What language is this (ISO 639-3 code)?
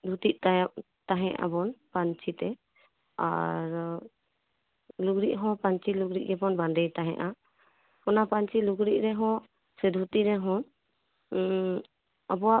sat